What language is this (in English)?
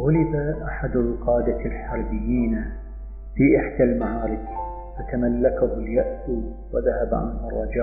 Arabic